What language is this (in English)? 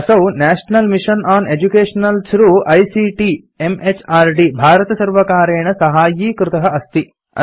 Sanskrit